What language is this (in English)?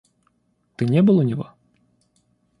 Russian